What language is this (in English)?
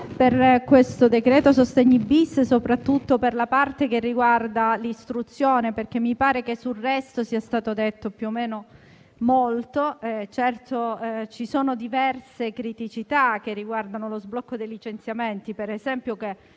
Italian